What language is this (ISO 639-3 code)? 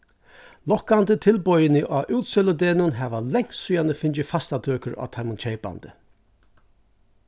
fao